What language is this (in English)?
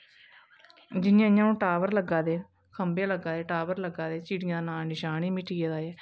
Dogri